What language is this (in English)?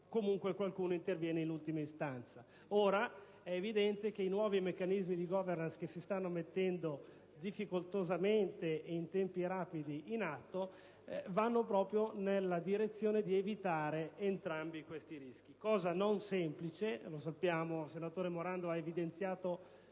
Italian